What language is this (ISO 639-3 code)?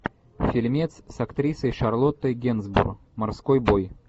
rus